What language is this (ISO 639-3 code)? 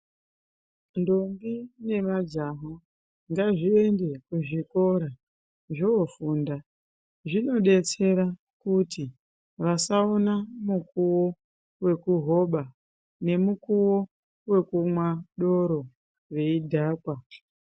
ndc